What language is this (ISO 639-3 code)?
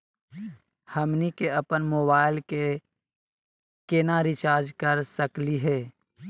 mag